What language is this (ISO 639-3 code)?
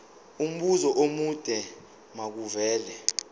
zul